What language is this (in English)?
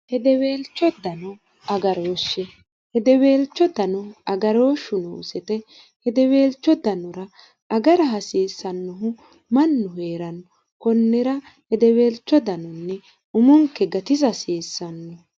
Sidamo